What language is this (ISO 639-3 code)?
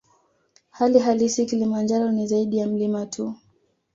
swa